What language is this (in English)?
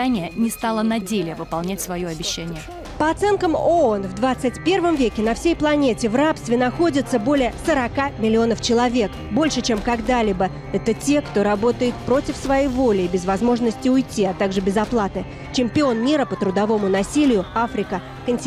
Russian